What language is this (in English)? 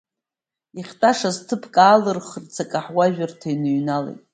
Abkhazian